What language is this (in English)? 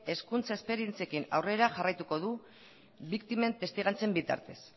Basque